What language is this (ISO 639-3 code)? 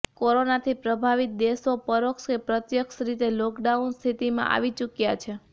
guj